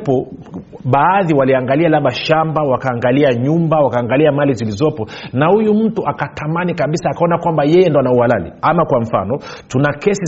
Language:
Swahili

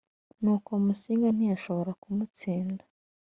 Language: Kinyarwanda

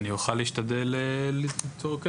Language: Hebrew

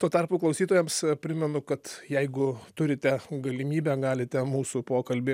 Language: Lithuanian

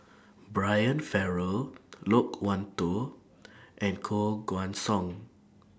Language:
English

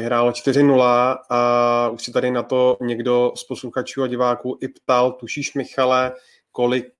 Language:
Czech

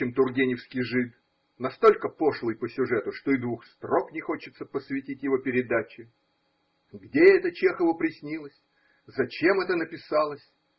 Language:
Russian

